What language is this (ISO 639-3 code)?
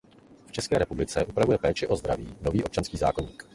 ces